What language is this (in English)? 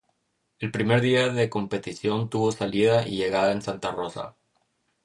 Spanish